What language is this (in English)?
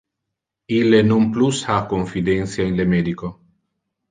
Interlingua